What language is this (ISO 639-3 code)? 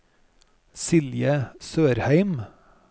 nor